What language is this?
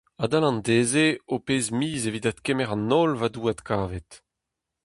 Breton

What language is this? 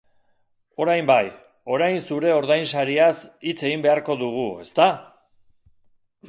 Basque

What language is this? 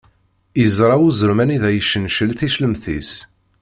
Kabyle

